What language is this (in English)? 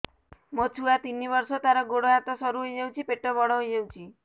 Odia